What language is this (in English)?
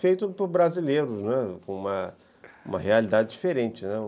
Portuguese